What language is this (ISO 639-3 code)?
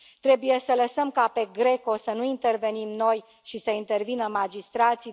ron